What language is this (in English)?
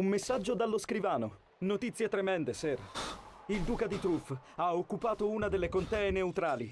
Italian